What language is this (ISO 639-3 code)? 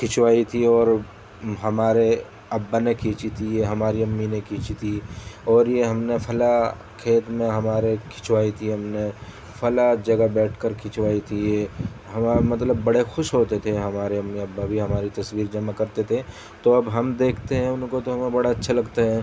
urd